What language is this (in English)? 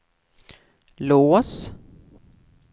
Swedish